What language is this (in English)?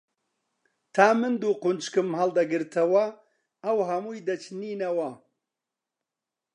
Central Kurdish